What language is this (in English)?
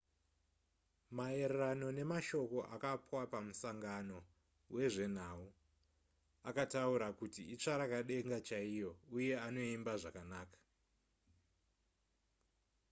Shona